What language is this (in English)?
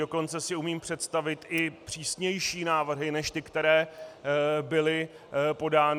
Czech